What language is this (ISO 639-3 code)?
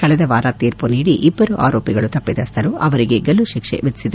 kan